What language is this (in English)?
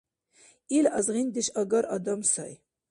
Dargwa